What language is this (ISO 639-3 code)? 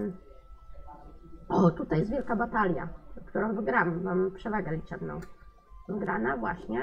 pol